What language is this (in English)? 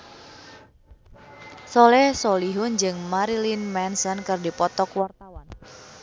Sundanese